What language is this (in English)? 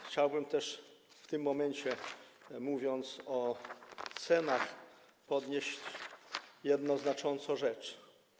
Polish